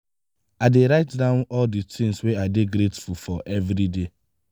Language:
Nigerian Pidgin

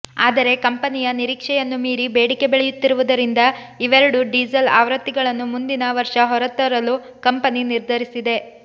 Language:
Kannada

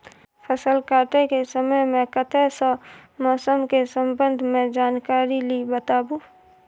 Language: Maithili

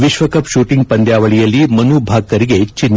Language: Kannada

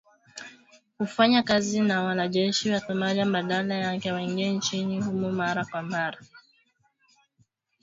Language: Swahili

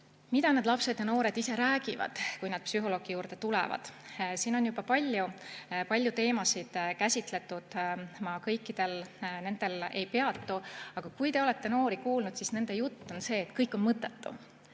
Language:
Estonian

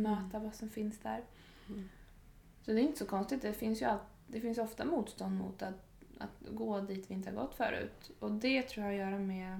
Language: Swedish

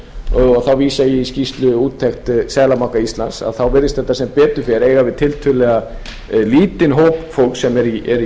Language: Icelandic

